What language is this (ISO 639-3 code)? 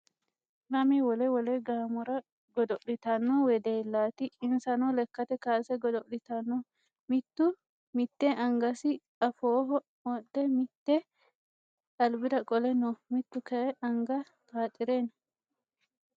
sid